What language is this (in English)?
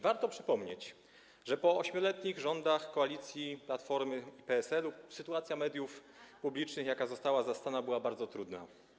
Polish